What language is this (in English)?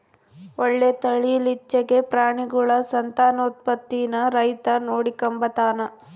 Kannada